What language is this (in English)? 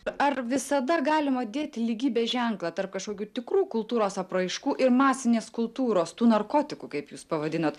Lithuanian